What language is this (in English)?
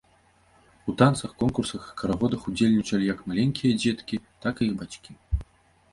Belarusian